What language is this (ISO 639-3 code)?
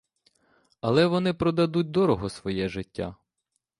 ukr